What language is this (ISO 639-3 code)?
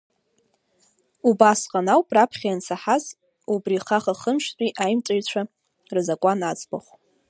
abk